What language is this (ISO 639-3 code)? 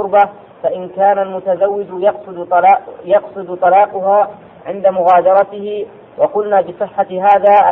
ara